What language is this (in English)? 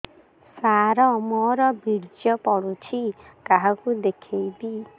Odia